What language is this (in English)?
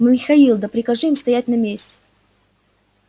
Russian